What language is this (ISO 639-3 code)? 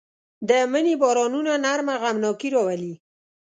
pus